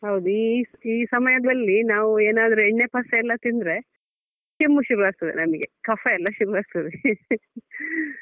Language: Kannada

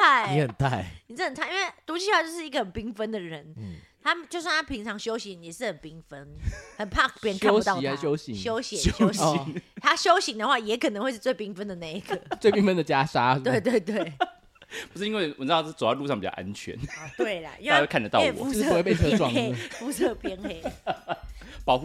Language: Chinese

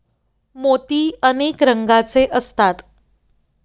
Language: Marathi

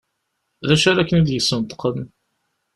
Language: Kabyle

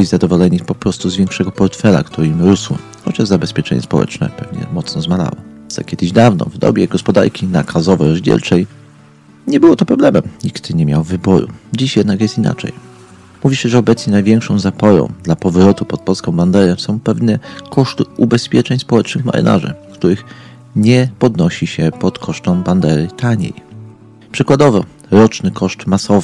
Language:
Polish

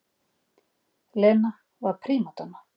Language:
Icelandic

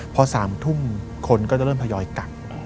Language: Thai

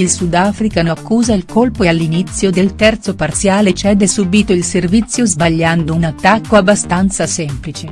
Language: Italian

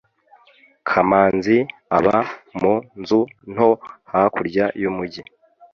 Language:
Kinyarwanda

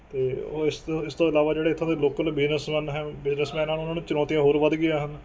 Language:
Punjabi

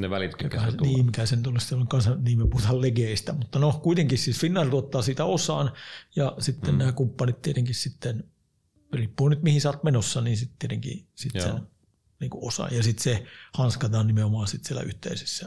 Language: Finnish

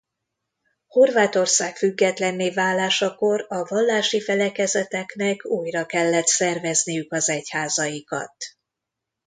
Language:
Hungarian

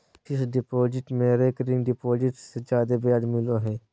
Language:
Magahi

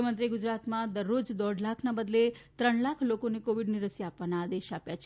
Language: Gujarati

